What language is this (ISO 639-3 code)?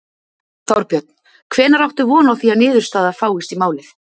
isl